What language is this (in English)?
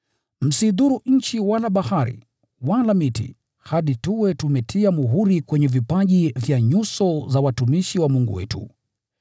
Swahili